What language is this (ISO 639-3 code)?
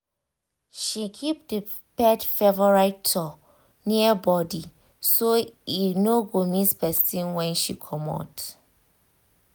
pcm